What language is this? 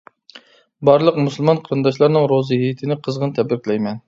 Uyghur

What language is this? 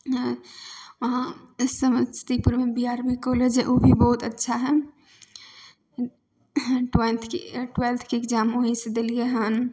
Maithili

